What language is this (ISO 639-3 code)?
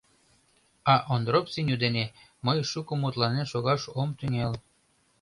chm